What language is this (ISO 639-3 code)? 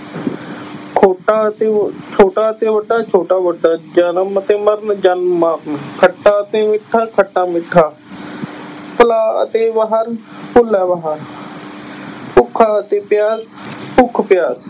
pan